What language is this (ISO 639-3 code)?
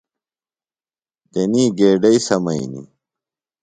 phl